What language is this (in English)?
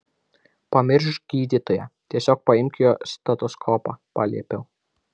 Lithuanian